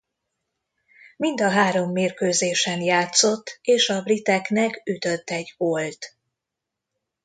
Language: Hungarian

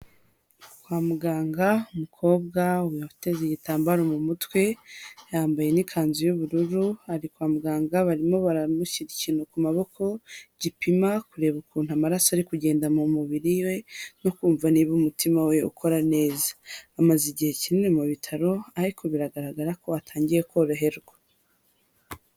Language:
Kinyarwanda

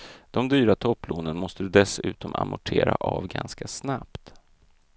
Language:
Swedish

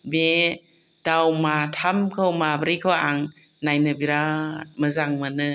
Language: Bodo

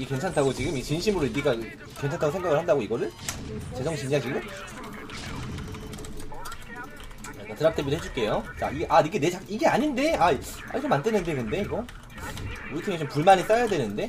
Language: Korean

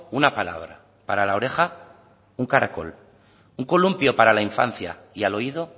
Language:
Spanish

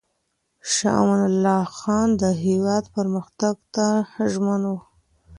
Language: Pashto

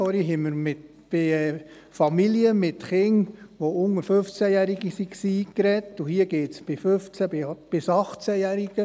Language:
Swiss German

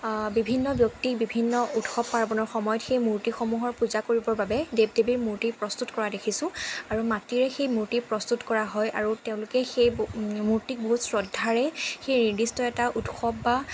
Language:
Assamese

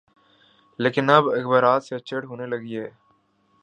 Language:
Urdu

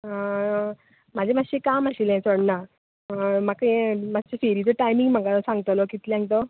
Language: Konkani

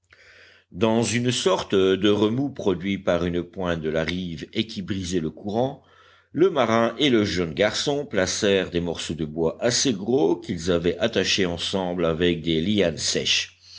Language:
French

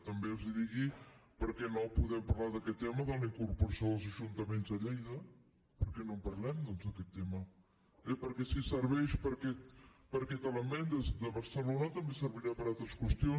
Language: Catalan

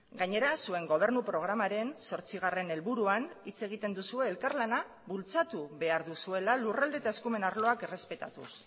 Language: Basque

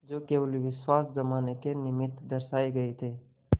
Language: Hindi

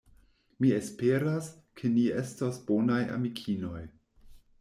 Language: Esperanto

